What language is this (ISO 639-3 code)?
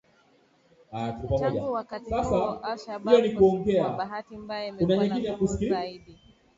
swa